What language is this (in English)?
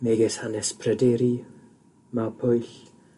Welsh